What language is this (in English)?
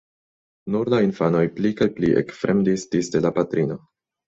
Esperanto